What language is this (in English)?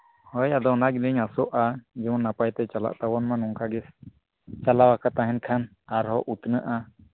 Santali